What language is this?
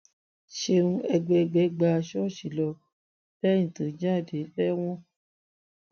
Yoruba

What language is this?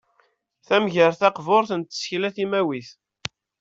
Kabyle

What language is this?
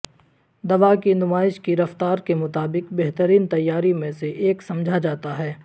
Urdu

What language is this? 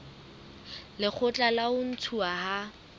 Southern Sotho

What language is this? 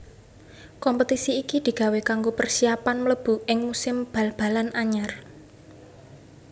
Javanese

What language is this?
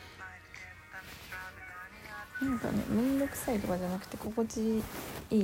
Japanese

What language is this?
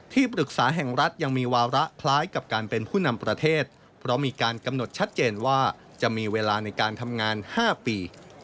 Thai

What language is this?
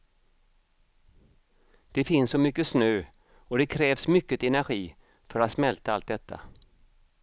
Swedish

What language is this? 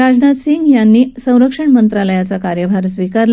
Marathi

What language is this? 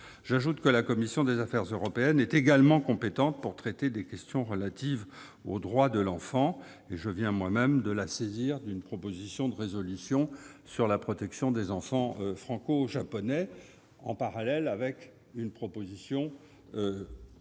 French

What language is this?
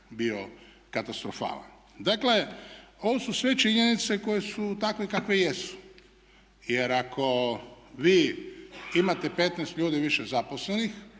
Croatian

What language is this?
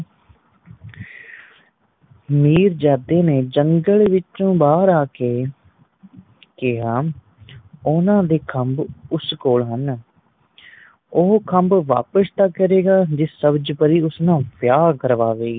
Punjabi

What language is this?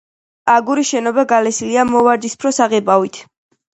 Georgian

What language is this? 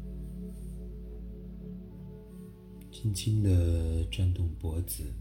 Chinese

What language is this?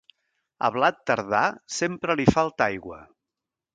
Catalan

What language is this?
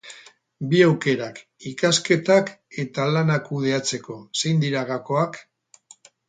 Basque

